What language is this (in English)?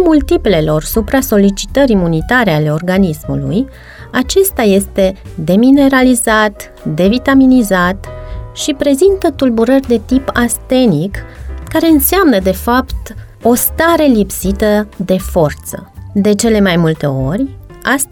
Romanian